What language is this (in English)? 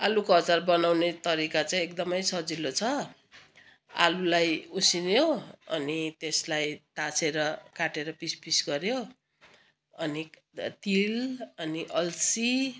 Nepali